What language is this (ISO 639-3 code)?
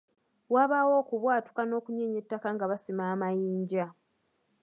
lug